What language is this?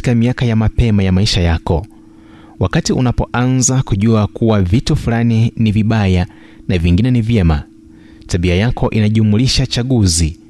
Swahili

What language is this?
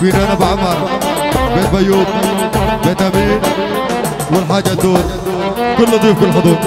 Arabic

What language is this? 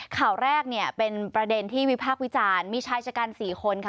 Thai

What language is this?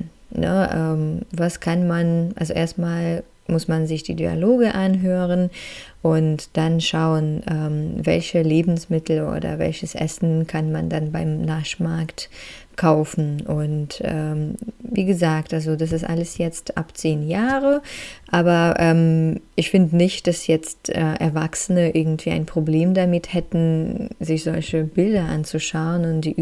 German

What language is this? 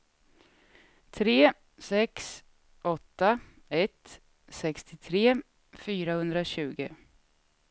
Swedish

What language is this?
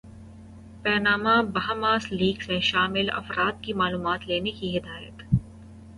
Urdu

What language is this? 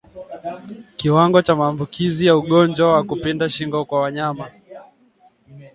Swahili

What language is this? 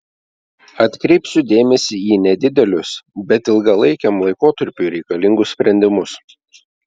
Lithuanian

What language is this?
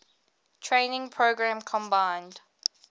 English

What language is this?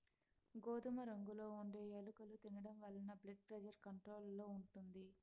Telugu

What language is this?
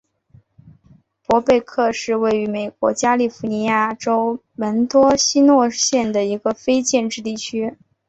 Chinese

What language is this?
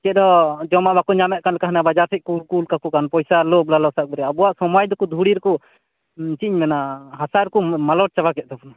Santali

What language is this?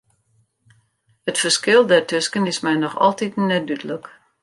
Western Frisian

